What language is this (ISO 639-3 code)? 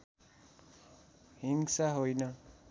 nep